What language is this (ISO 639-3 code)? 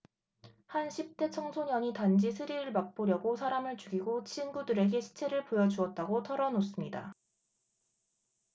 kor